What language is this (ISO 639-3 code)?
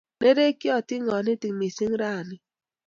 kln